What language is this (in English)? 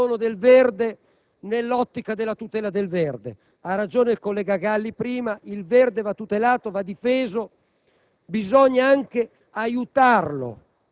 Italian